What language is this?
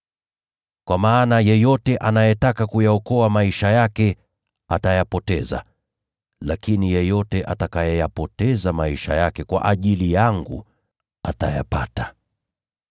Swahili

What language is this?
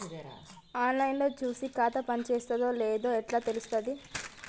Telugu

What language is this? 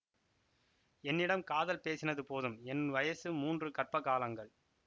Tamil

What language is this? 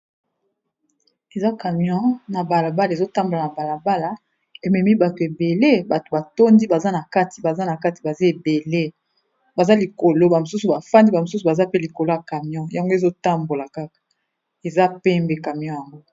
Lingala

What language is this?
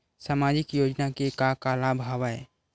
Chhattisgarhi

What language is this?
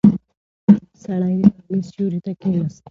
Pashto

